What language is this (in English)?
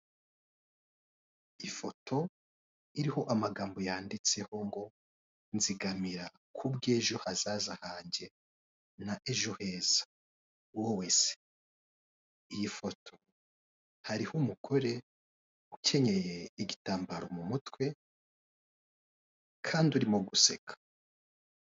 Kinyarwanda